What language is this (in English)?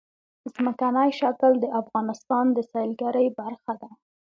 Pashto